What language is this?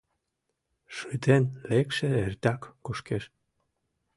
Mari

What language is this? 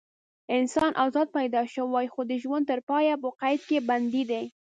Pashto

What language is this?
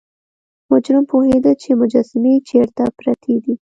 Pashto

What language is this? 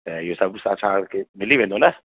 Sindhi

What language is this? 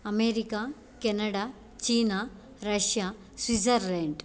Sanskrit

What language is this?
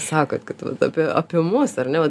Lithuanian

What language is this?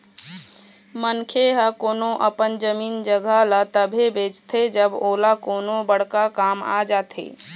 Chhattisgarhi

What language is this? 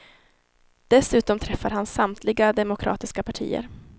Swedish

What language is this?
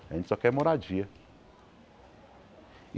Portuguese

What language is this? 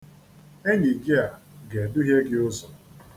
Igbo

